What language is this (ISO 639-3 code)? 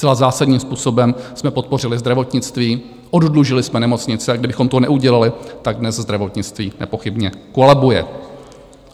ces